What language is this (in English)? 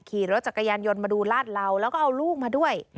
Thai